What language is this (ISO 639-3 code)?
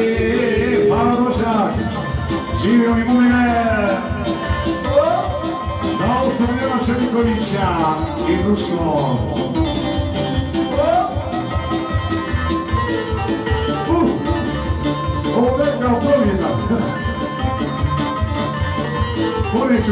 ron